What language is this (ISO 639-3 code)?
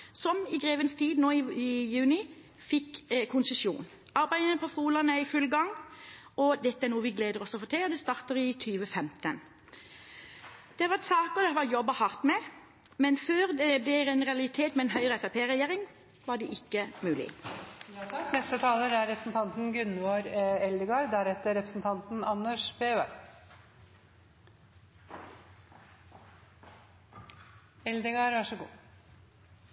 nor